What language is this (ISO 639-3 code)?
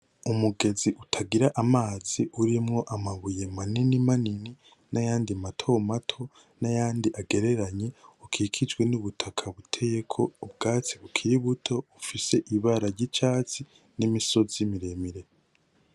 run